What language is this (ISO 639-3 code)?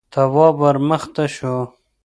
pus